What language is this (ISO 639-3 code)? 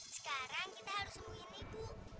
ind